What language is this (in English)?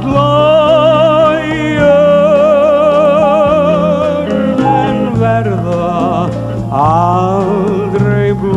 Romanian